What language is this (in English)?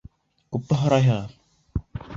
Bashkir